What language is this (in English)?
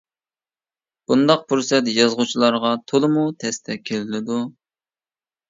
Uyghur